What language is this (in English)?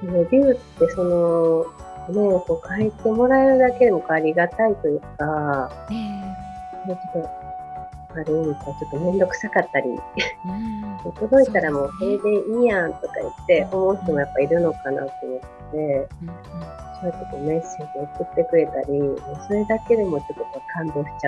Japanese